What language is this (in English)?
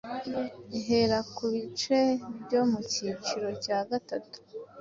Kinyarwanda